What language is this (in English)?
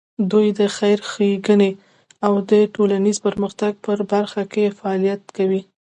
Pashto